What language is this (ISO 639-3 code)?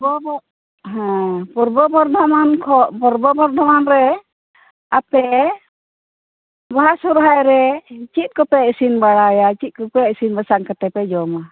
sat